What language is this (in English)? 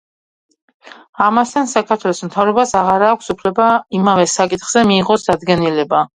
Georgian